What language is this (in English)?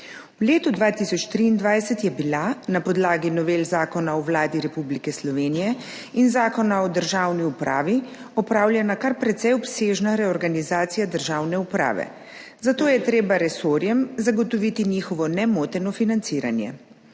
Slovenian